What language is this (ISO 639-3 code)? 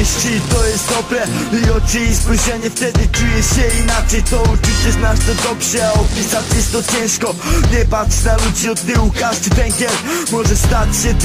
pol